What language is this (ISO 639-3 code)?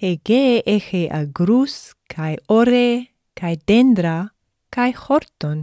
ell